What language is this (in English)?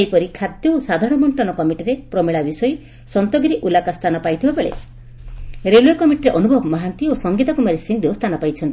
Odia